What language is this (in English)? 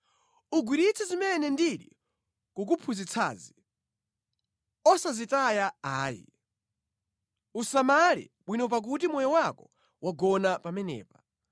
Nyanja